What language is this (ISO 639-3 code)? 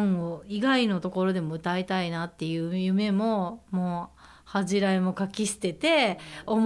jpn